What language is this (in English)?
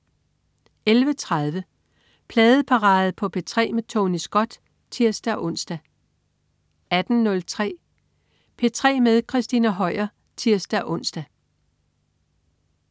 Danish